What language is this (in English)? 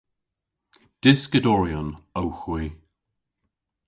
Cornish